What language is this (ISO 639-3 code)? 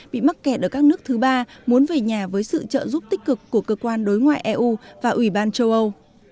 vie